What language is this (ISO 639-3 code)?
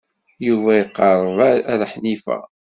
kab